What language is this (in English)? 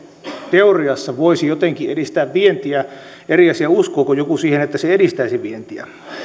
Finnish